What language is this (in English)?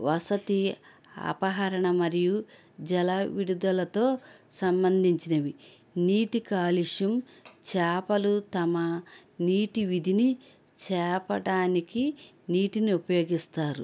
Telugu